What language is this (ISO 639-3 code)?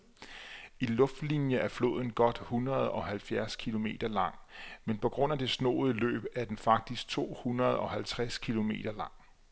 dan